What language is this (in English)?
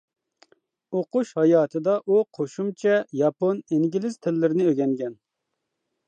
Uyghur